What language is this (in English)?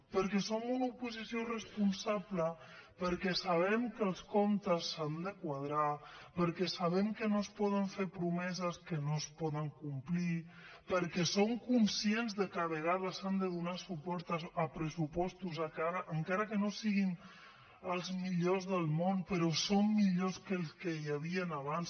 Catalan